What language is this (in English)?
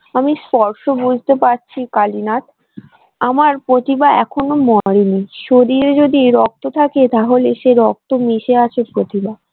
Bangla